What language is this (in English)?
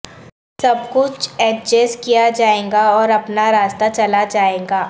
Urdu